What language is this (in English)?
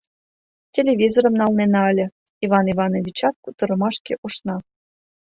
Mari